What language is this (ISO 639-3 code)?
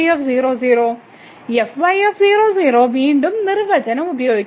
mal